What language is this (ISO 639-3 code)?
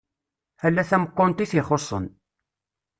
kab